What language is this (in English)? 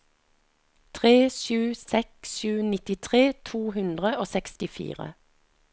Norwegian